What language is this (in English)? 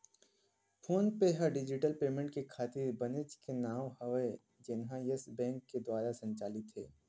Chhattisgarhi